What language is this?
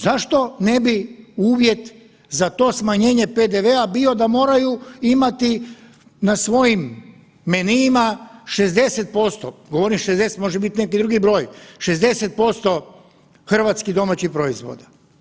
Croatian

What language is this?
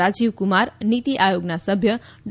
Gujarati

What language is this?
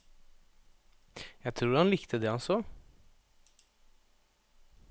Norwegian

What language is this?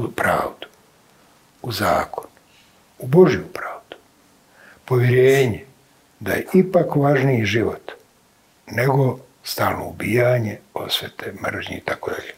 Croatian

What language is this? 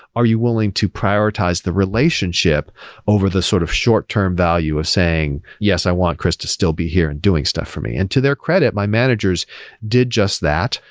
English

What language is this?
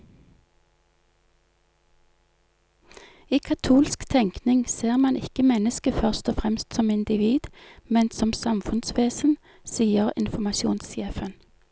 Norwegian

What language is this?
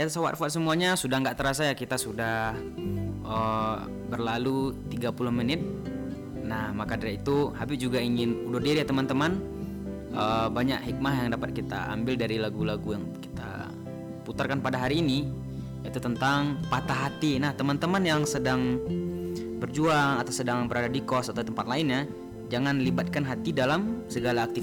Indonesian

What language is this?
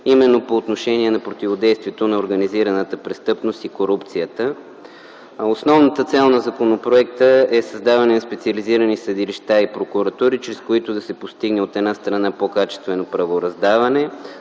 Bulgarian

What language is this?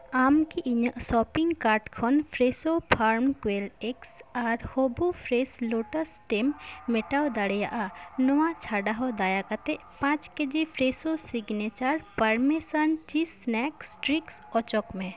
Santali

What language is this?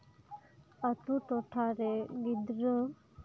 Santali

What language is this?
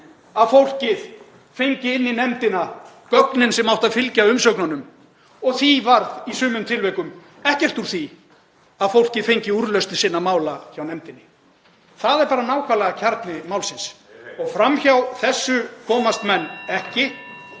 Icelandic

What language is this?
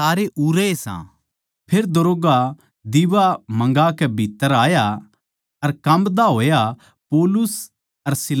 Haryanvi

